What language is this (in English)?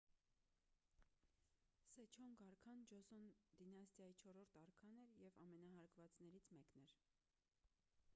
Armenian